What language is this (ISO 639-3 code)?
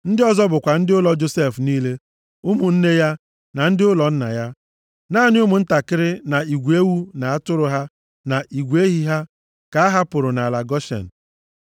ibo